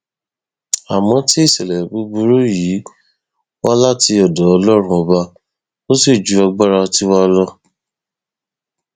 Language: Yoruba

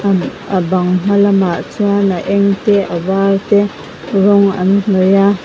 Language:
Mizo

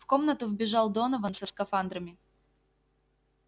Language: Russian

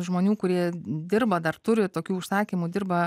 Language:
Lithuanian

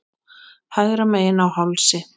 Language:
Icelandic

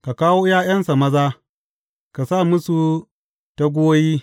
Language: Hausa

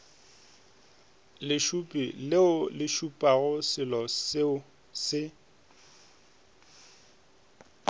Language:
Northern Sotho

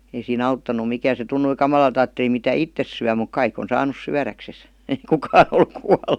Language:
Finnish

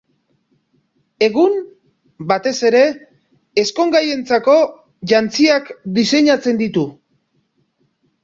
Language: Basque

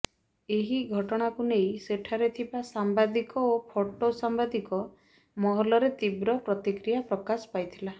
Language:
Odia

